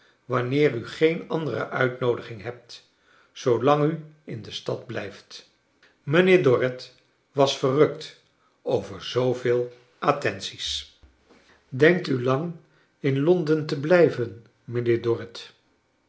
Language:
Dutch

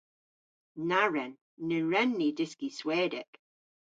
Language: Cornish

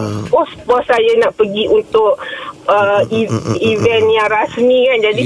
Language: Malay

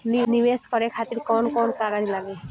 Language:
Bhojpuri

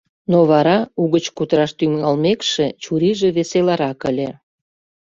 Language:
Mari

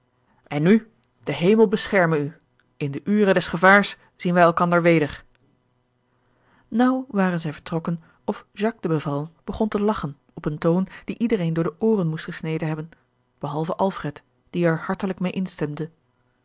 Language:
Dutch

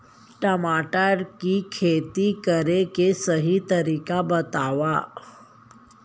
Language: Chhattisgarhi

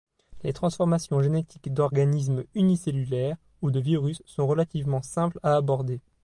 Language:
French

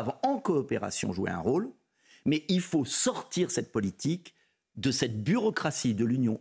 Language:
French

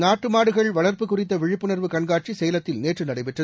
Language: Tamil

